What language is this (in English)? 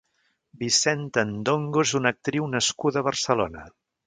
Catalan